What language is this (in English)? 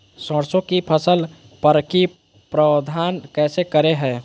Magahi